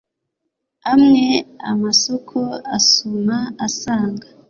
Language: Kinyarwanda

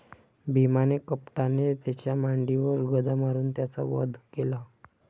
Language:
Marathi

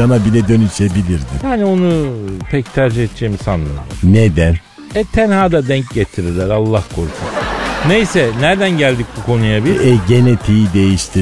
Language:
Turkish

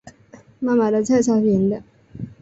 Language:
Chinese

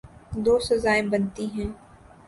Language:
Urdu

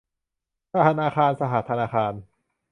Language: Thai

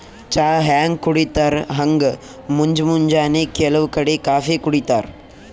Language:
Kannada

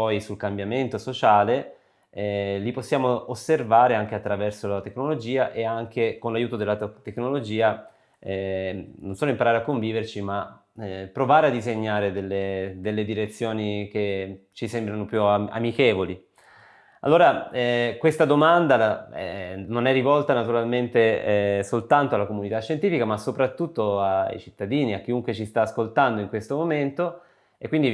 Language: Italian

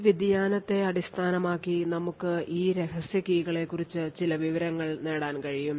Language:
Malayalam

